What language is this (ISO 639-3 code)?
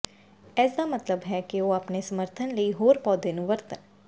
pan